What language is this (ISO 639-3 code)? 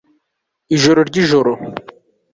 kin